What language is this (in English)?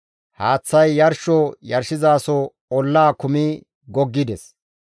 Gamo